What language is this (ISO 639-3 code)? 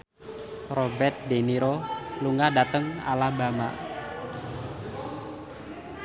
jav